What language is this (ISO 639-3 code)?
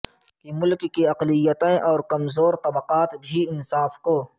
urd